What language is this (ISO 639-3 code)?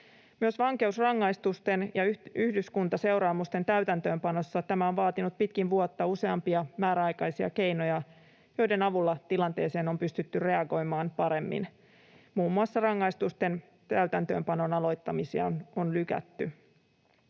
fin